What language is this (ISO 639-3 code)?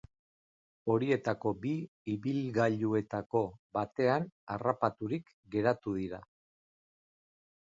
eus